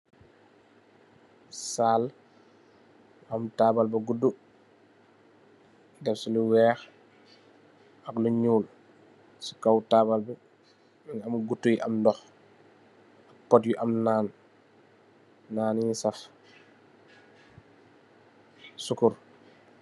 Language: Wolof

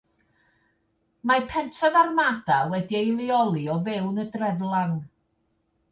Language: Welsh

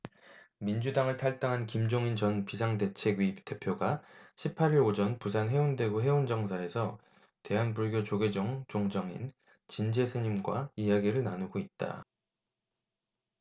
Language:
Korean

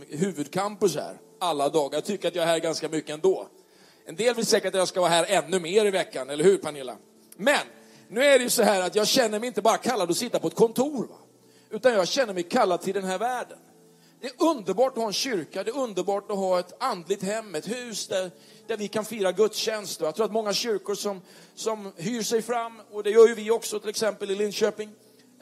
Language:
Swedish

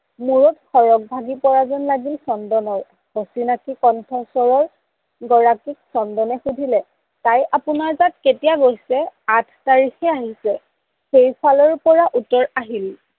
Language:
Assamese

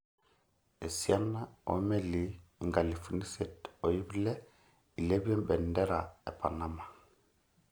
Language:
Masai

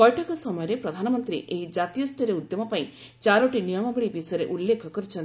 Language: Odia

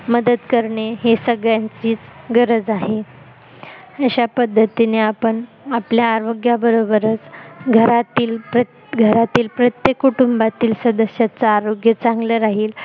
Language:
Marathi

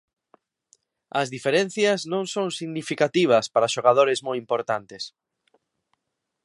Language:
Galician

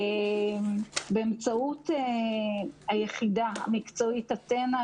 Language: Hebrew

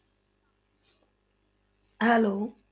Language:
Punjabi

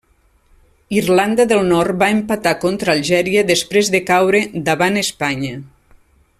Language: Catalan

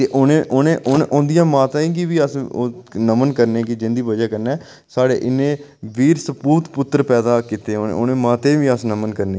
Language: Dogri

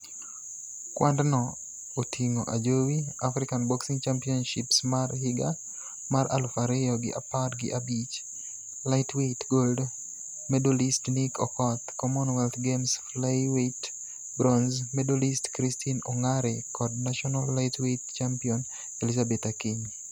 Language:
Luo (Kenya and Tanzania)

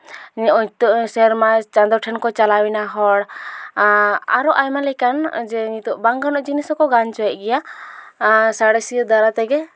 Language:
Santali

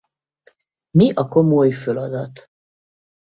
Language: Hungarian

